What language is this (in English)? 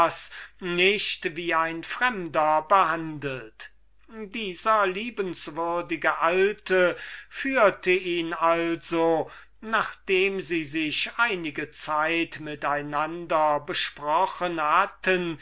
German